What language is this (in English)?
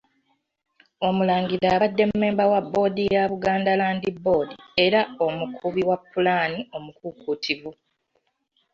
Ganda